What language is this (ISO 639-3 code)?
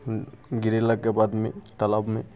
mai